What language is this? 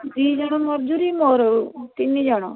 Odia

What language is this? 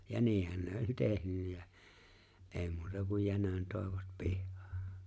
Finnish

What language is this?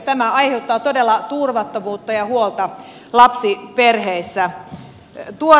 Finnish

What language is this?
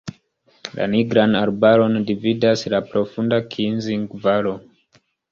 Esperanto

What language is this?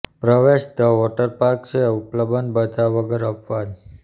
Gujarati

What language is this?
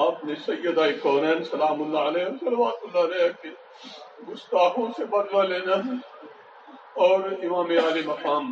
Urdu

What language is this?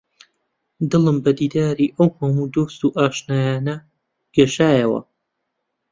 Central Kurdish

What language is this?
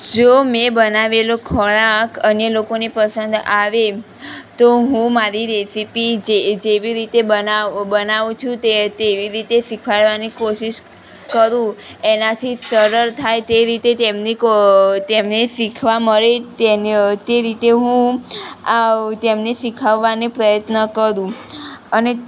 Gujarati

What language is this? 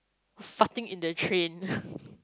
English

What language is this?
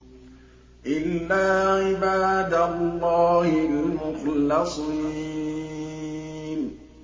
Arabic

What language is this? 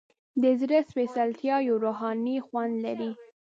Pashto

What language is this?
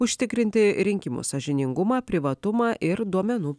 Lithuanian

